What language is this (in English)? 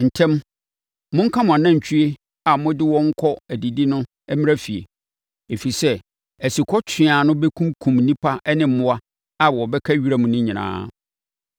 Akan